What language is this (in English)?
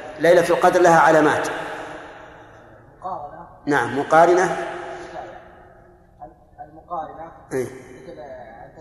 Arabic